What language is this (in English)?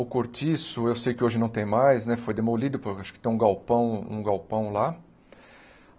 Portuguese